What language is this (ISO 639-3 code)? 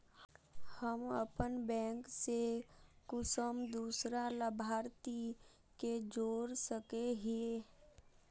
mag